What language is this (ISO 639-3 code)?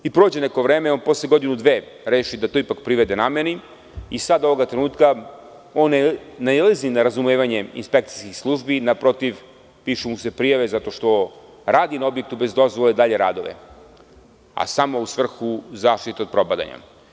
srp